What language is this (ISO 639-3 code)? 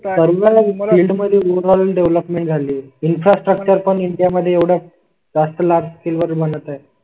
mar